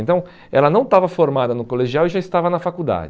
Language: Portuguese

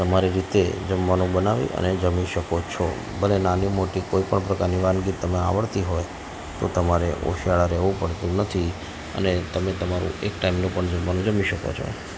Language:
Gujarati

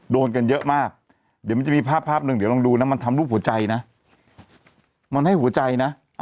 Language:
Thai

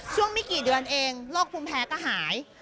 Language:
Thai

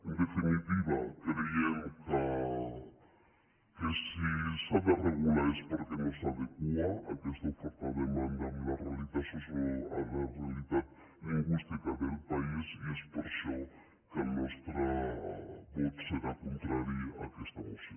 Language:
Catalan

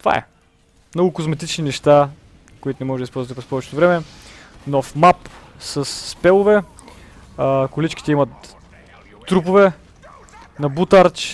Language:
Bulgarian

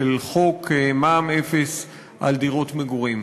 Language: Hebrew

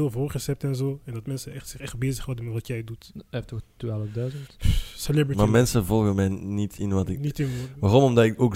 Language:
Dutch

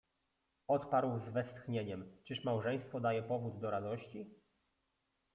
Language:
Polish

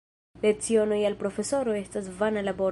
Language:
Esperanto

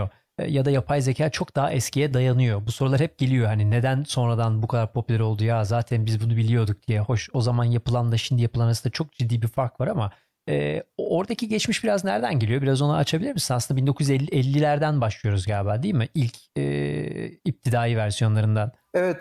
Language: Turkish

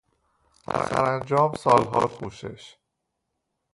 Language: Persian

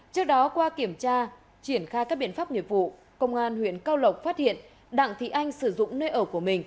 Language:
Vietnamese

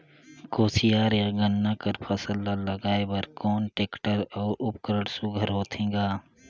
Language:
Chhattisgarhi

